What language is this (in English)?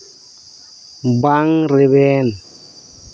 Santali